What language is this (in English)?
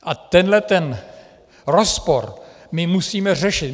Czech